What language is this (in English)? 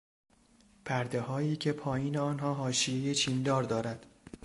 Persian